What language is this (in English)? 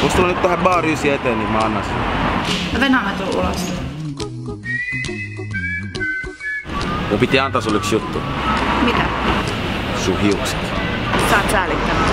Finnish